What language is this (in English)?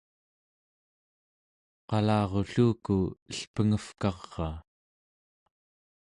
Central Yupik